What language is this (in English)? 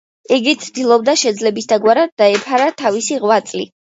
Georgian